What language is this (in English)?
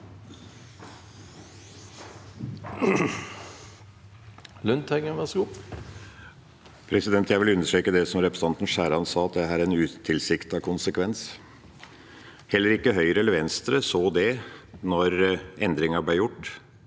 Norwegian